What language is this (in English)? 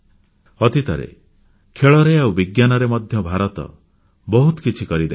Odia